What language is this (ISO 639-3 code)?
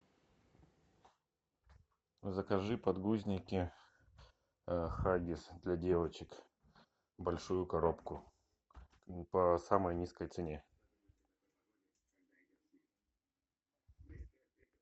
rus